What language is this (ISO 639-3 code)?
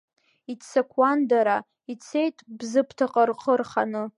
abk